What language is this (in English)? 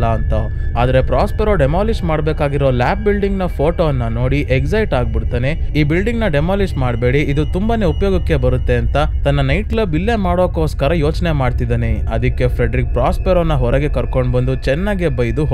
Kannada